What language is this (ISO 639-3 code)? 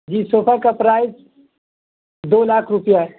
urd